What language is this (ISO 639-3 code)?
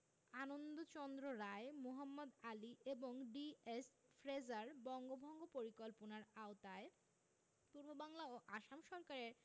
ben